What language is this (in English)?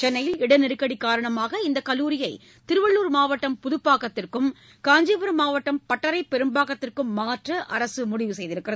Tamil